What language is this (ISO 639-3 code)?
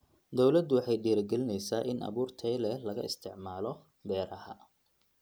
som